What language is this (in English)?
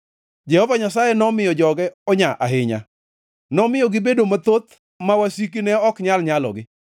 Luo (Kenya and Tanzania)